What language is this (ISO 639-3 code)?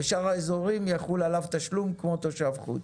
heb